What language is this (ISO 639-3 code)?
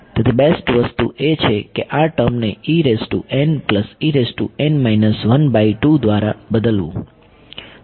guj